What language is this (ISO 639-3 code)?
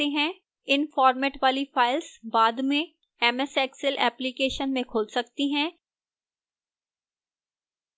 hin